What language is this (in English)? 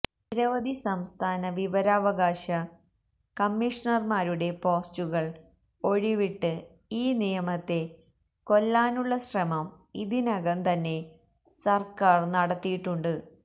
Malayalam